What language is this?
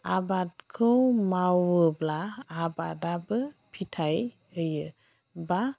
Bodo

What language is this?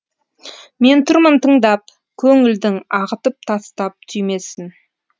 Kazakh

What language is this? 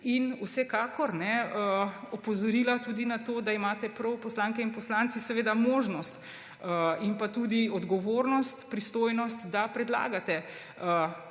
Slovenian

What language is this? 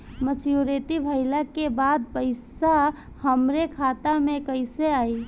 Bhojpuri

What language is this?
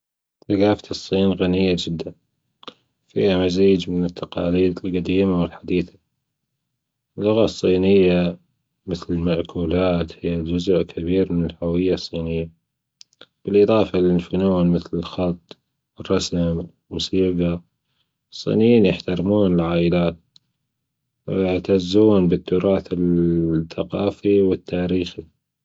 Gulf Arabic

